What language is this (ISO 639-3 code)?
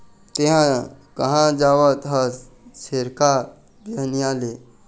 hne